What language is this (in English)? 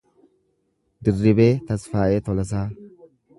Oromo